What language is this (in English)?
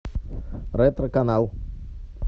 Russian